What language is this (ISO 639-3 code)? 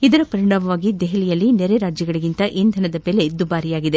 kan